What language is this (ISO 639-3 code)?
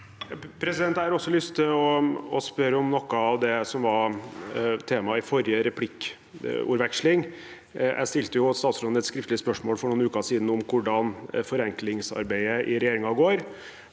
nor